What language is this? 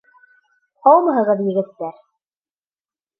Bashkir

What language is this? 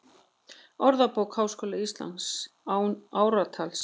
Icelandic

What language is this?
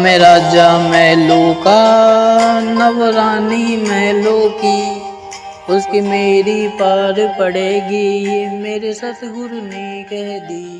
Hindi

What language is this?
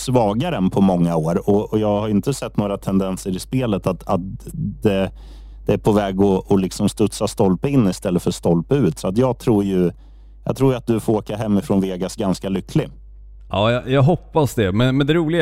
Swedish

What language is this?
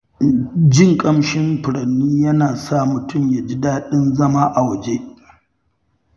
Hausa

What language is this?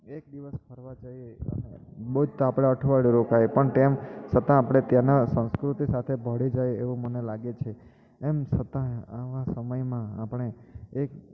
Gujarati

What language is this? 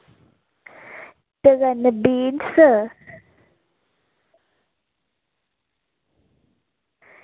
Dogri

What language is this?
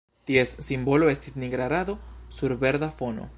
Esperanto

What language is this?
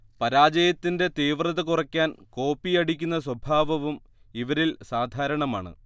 Malayalam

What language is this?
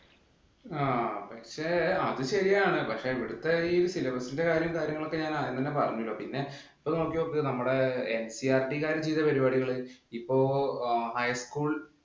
Malayalam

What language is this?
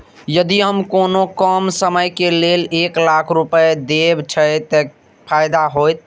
Maithili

